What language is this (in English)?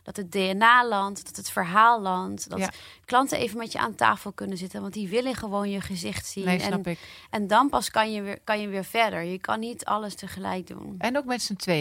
Dutch